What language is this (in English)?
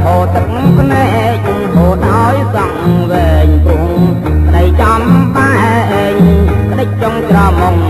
Thai